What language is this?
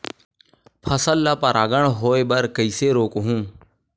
Chhattisgarhi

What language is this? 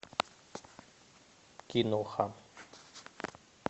Russian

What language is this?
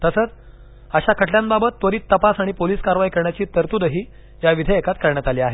Marathi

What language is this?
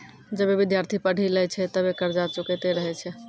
Maithili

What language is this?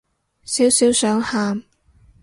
Cantonese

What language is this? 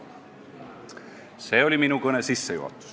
Estonian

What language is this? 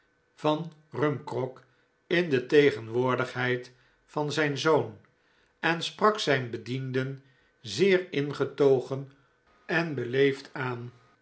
Dutch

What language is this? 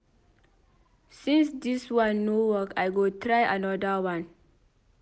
Nigerian Pidgin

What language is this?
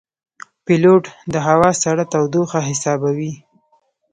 Pashto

